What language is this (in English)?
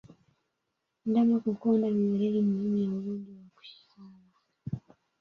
Swahili